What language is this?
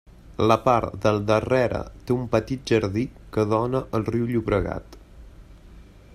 Catalan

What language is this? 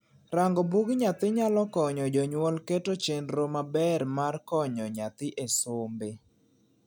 Luo (Kenya and Tanzania)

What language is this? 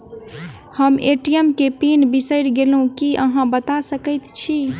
Maithili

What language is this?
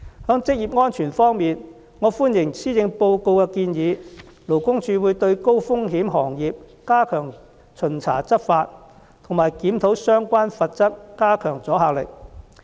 Cantonese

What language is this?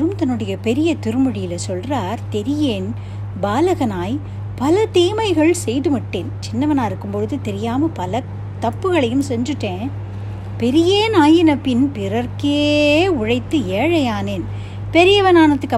Tamil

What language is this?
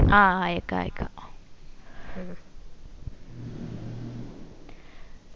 Malayalam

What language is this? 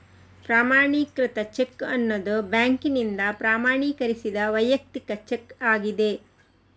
Kannada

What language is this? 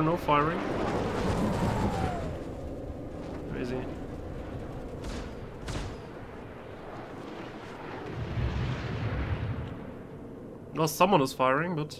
English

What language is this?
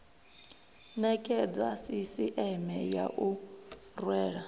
Venda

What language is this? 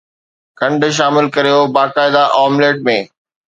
Sindhi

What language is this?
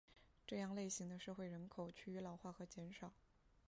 Chinese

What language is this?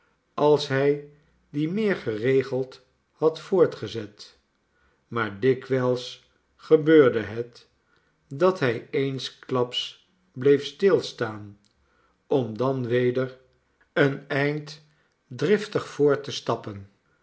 Dutch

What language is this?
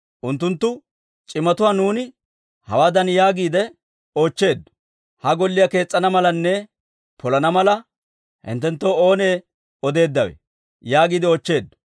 Dawro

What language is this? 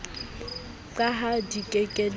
Southern Sotho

